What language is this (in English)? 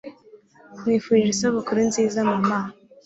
Kinyarwanda